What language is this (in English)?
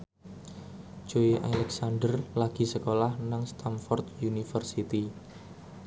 Javanese